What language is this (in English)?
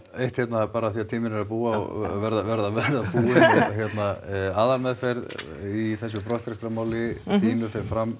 Icelandic